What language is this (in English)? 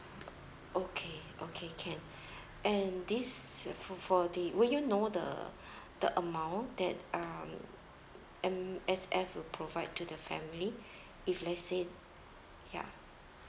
English